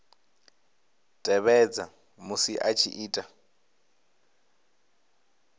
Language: Venda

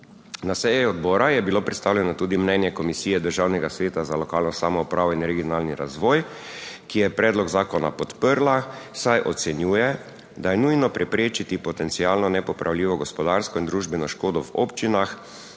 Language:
Slovenian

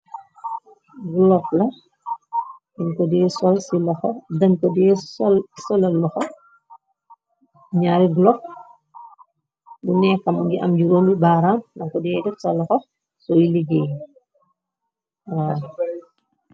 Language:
Wolof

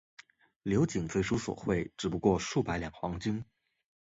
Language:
Chinese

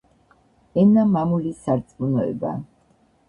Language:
Georgian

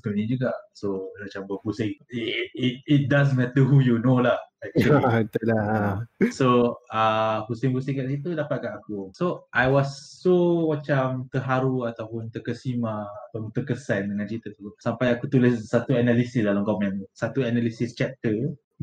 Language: Malay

